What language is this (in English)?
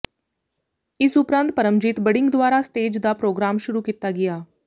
Punjabi